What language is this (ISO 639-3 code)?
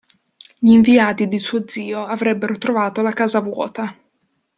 ita